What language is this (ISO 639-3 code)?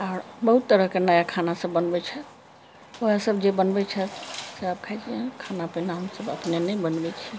mai